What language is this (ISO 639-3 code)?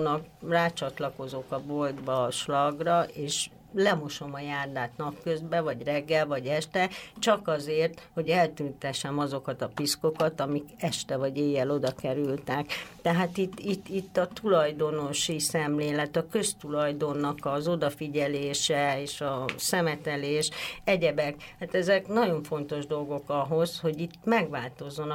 hun